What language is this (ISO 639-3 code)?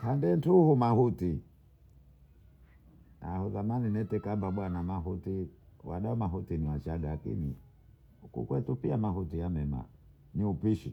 bou